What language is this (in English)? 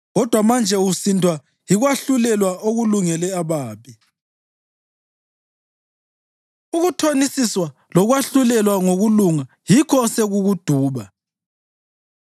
North Ndebele